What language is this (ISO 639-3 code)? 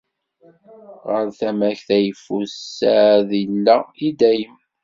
kab